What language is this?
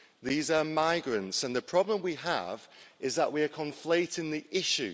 English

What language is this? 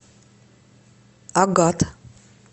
Russian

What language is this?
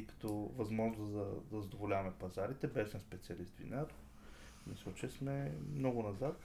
Bulgarian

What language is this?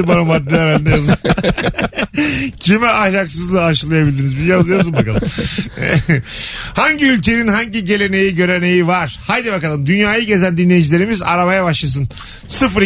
Turkish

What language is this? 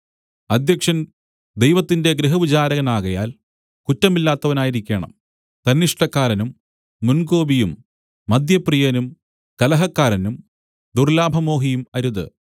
Malayalam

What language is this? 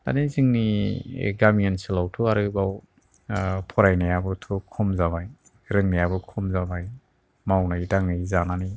Bodo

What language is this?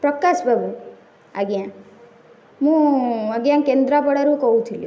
Odia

